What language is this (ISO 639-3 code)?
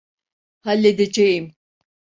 tur